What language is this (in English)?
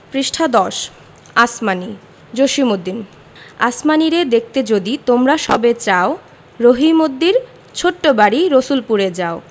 Bangla